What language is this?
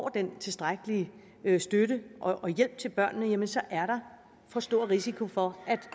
Danish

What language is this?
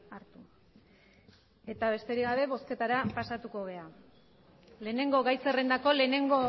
Basque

